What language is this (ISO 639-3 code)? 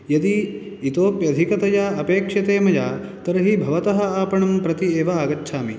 san